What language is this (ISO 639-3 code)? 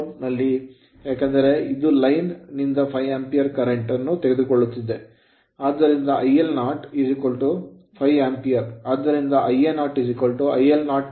kan